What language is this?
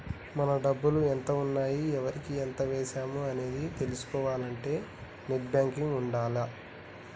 Telugu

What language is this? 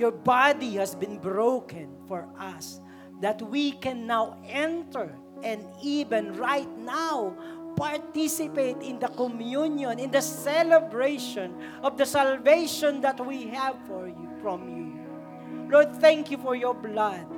Filipino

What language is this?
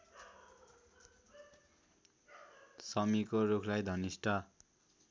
Nepali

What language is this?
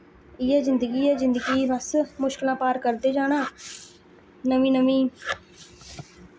Dogri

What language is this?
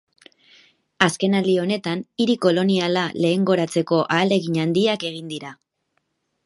Basque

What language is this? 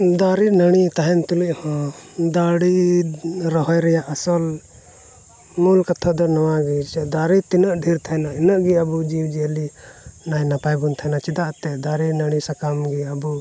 Santali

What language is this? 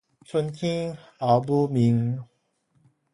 Min Nan Chinese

